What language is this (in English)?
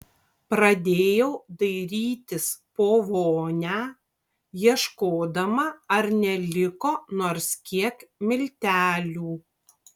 Lithuanian